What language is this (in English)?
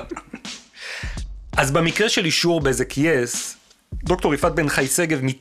Hebrew